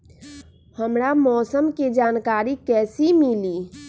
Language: Magahi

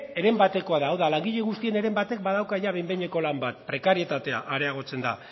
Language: Basque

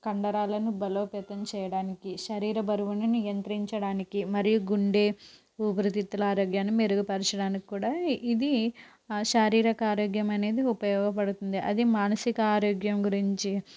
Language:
Telugu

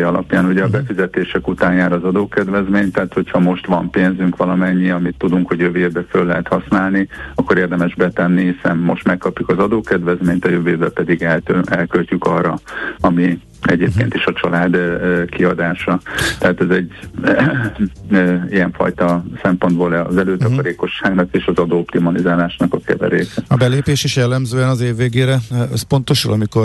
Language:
Hungarian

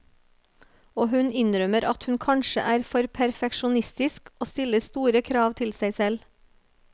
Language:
Norwegian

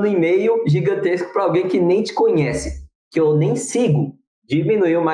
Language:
Portuguese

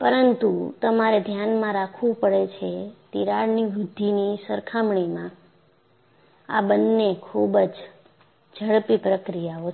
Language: Gujarati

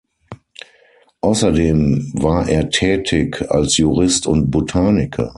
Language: German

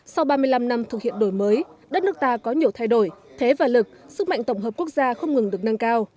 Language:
Vietnamese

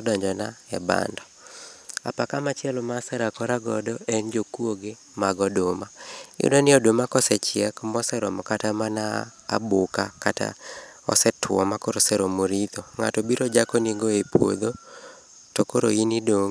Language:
Luo (Kenya and Tanzania)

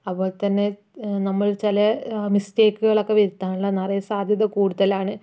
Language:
Malayalam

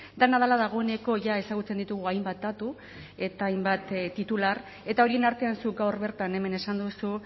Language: Basque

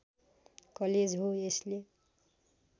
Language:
Nepali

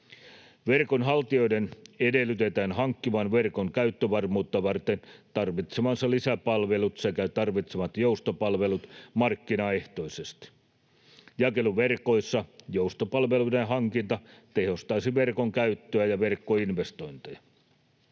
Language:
Finnish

